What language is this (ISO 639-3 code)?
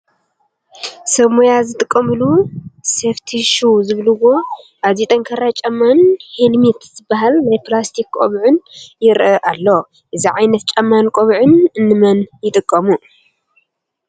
tir